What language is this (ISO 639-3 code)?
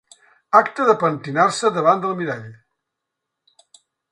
cat